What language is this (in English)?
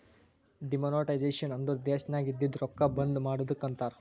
Kannada